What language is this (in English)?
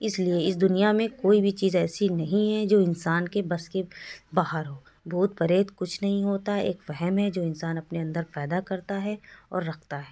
Urdu